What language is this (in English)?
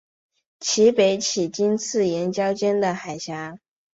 Chinese